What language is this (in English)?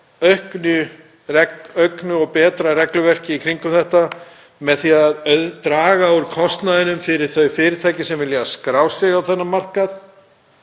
Icelandic